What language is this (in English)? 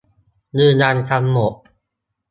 Thai